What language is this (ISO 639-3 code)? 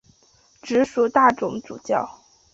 zho